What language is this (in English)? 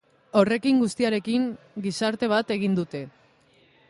Basque